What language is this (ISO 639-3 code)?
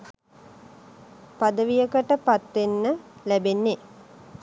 sin